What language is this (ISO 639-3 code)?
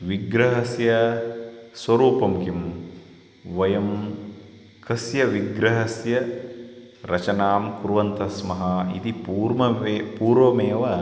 san